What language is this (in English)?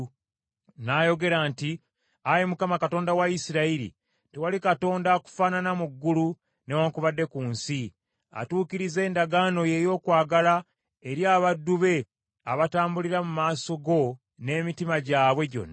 Ganda